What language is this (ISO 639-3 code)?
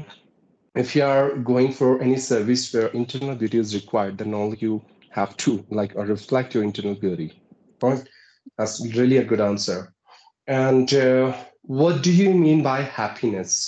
eng